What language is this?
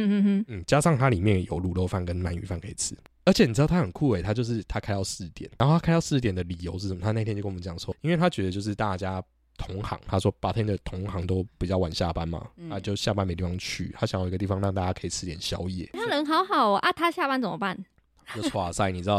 Chinese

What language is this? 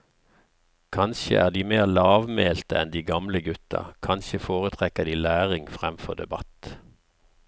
Norwegian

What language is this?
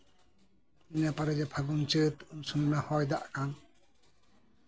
Santali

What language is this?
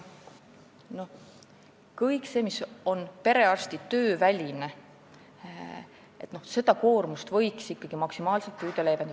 Estonian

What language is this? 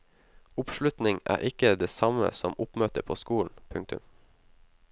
Norwegian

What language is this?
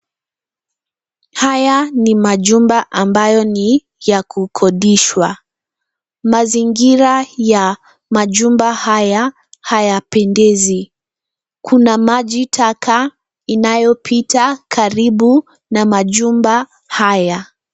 Swahili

